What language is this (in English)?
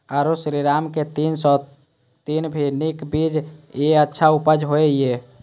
Maithili